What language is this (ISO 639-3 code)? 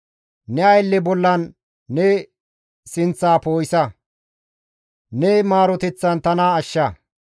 gmv